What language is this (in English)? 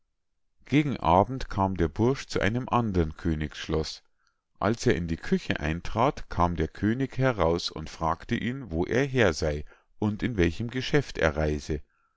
German